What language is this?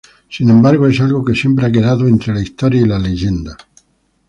Spanish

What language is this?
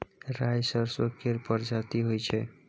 Maithili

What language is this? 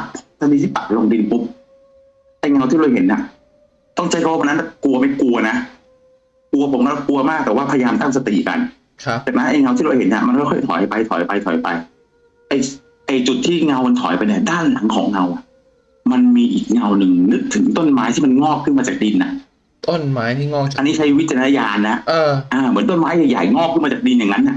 Thai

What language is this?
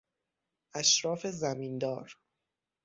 Persian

